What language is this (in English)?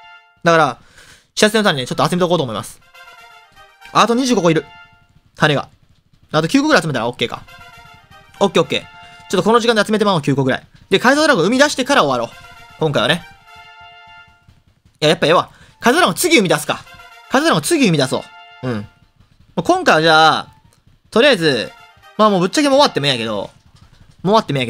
Japanese